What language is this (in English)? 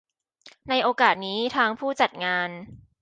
Thai